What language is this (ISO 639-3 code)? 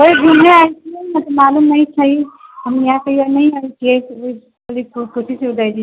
mai